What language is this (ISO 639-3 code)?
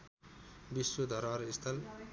nep